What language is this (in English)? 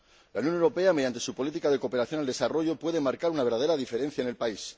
Spanish